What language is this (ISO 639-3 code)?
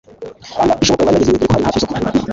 kin